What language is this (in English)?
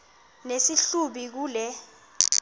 Xhosa